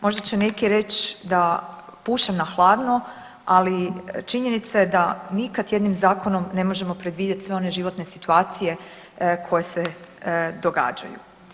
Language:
Croatian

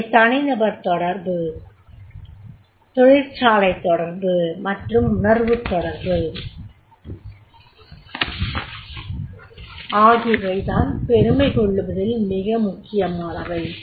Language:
Tamil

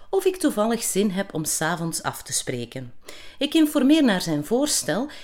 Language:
Dutch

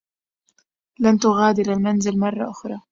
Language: Arabic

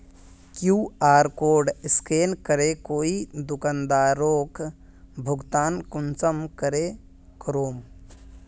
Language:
Magahi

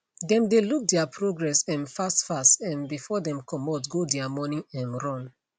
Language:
Nigerian Pidgin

